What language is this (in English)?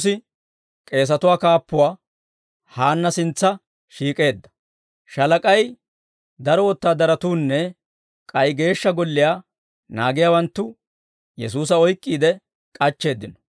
Dawro